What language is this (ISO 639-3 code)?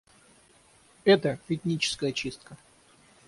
rus